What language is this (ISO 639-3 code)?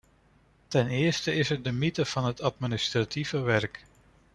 nld